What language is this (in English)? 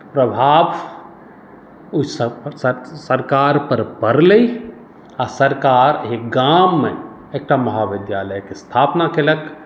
Maithili